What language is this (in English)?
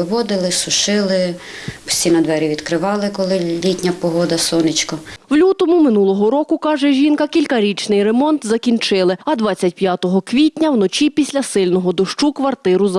Ukrainian